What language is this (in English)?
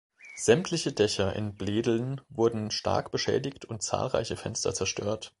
German